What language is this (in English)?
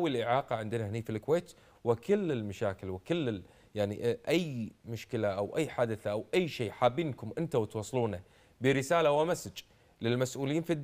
Arabic